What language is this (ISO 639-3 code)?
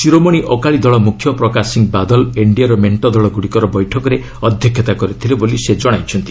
ori